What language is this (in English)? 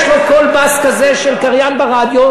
Hebrew